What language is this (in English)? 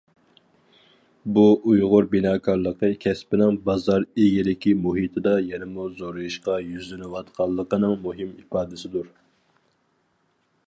Uyghur